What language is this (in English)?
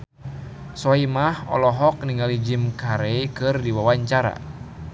Sundanese